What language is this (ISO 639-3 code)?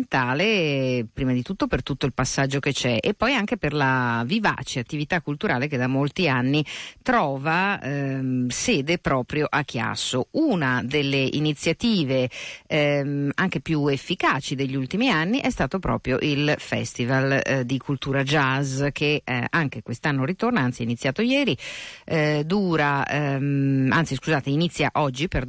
ita